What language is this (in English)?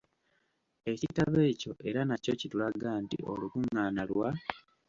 Ganda